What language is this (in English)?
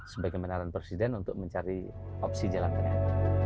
Indonesian